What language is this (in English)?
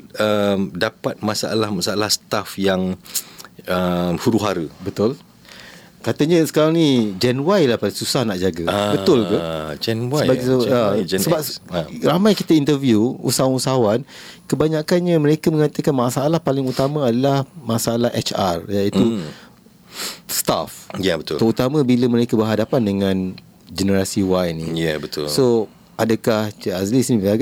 Malay